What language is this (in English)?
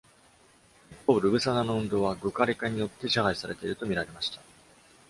Japanese